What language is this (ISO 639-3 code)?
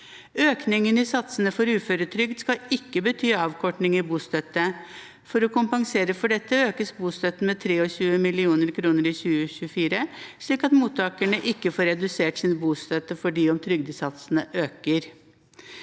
nor